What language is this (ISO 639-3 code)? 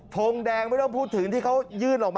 tha